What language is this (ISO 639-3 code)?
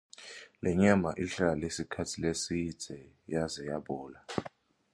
ssw